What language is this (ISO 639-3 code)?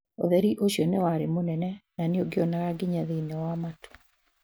kik